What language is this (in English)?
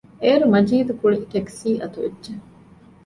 Divehi